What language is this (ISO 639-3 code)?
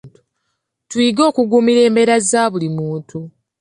lug